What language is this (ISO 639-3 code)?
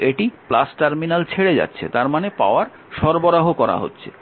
ben